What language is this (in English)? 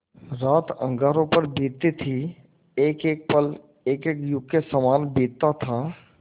Hindi